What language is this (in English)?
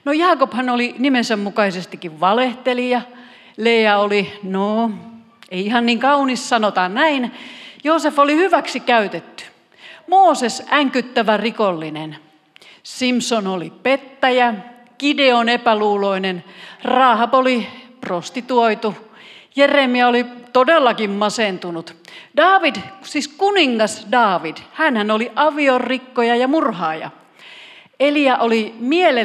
Finnish